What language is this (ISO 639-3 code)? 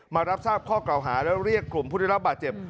tha